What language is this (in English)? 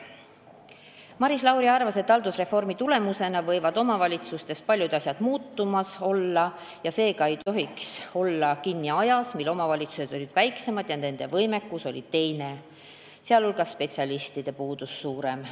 Estonian